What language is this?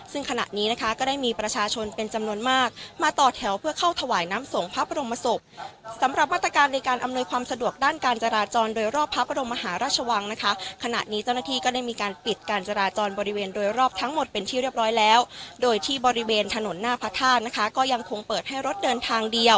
Thai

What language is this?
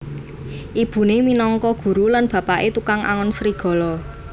Javanese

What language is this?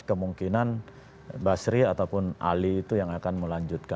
Indonesian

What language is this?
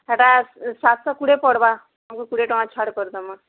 Odia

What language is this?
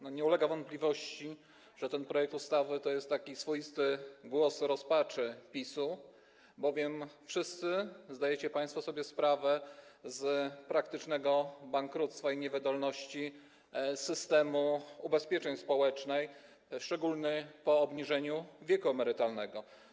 Polish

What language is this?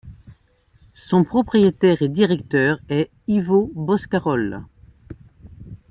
French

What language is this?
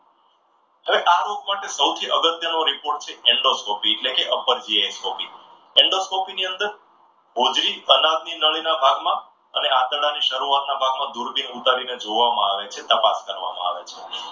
Gujarati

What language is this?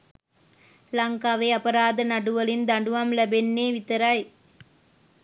Sinhala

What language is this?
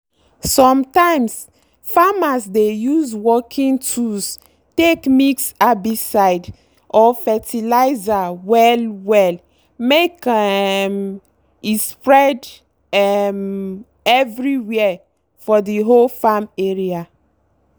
Nigerian Pidgin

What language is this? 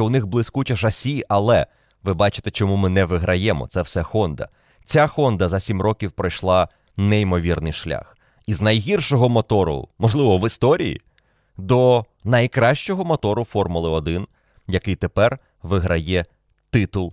Ukrainian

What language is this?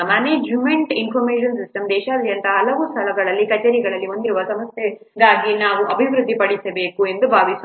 Kannada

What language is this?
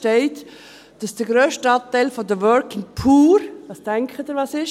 Swiss German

